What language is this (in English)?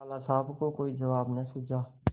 Hindi